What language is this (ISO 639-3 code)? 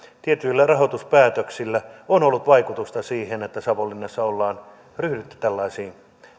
fin